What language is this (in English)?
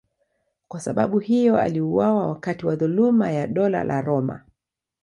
Swahili